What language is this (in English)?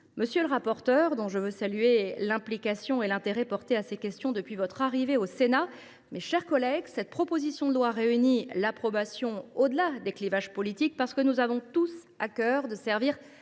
French